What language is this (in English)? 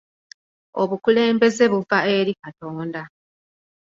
Ganda